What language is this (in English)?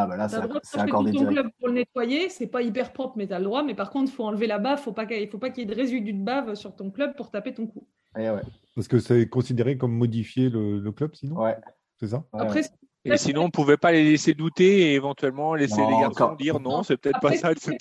French